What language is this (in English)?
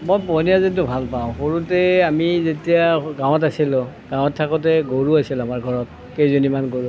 Assamese